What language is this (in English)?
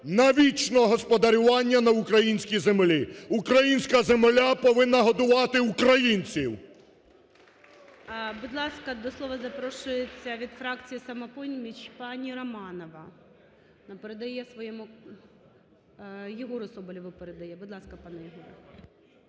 Ukrainian